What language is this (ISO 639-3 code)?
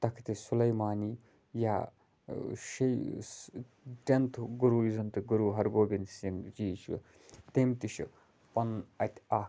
kas